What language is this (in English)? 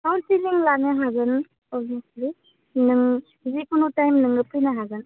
Bodo